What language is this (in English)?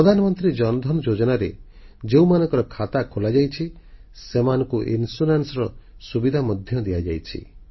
Odia